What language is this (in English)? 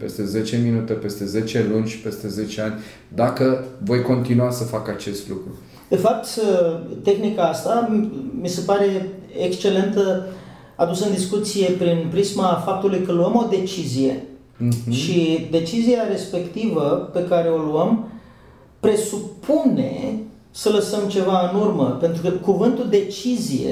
Romanian